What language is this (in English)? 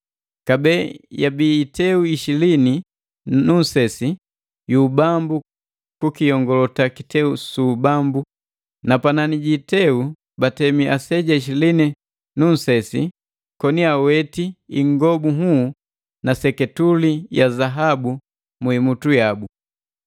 Matengo